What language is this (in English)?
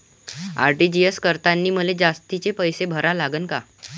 Marathi